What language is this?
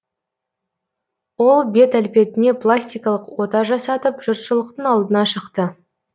Kazakh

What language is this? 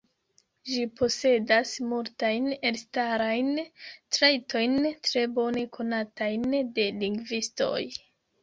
Esperanto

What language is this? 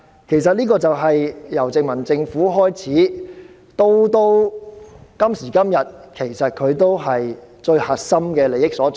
Cantonese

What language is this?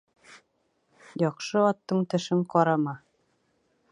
Bashkir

